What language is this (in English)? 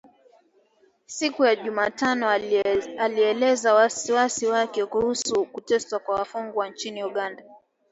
Swahili